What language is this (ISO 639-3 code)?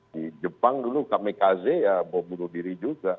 ind